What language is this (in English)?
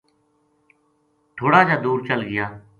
Gujari